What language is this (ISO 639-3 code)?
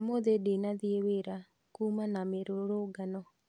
kik